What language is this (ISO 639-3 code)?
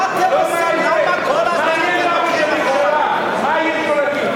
heb